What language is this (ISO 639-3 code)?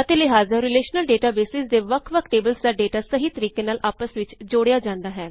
pan